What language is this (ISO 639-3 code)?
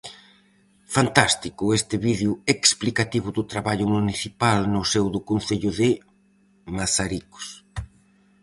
glg